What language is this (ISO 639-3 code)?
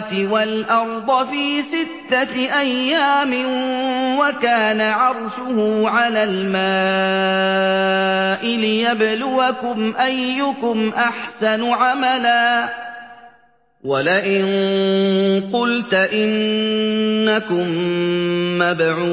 ara